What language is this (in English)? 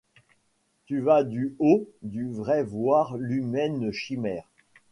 French